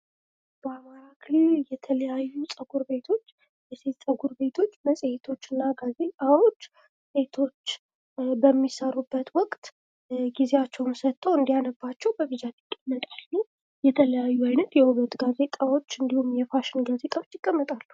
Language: Amharic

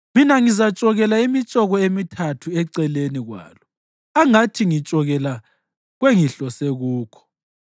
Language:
North Ndebele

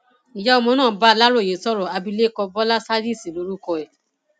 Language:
Yoruba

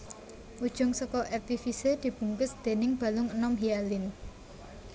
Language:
Javanese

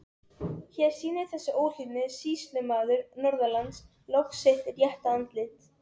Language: Icelandic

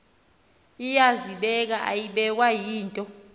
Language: Xhosa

